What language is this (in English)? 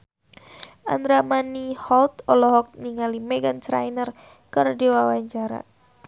Sundanese